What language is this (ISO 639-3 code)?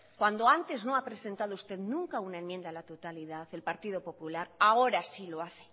spa